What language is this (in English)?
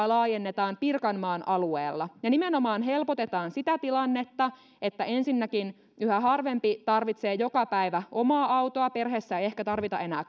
Finnish